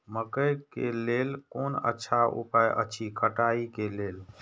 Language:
Maithili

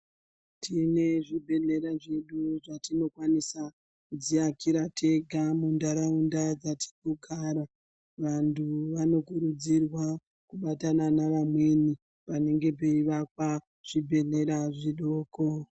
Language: Ndau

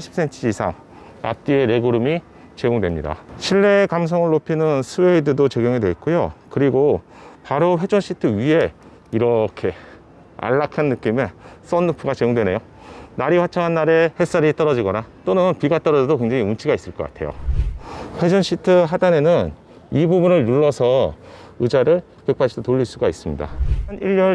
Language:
Korean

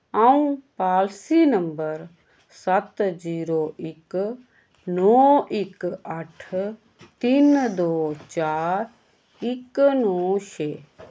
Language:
Dogri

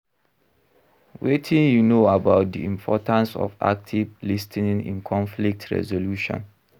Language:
Nigerian Pidgin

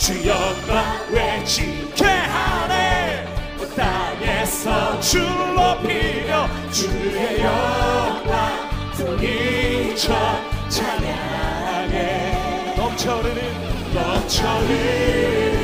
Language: Korean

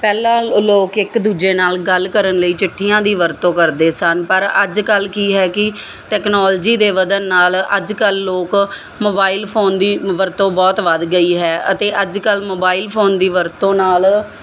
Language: Punjabi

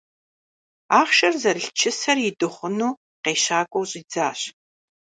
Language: Kabardian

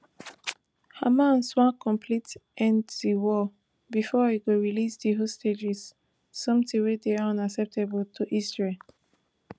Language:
Nigerian Pidgin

